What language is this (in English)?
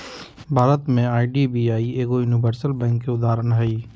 Magahi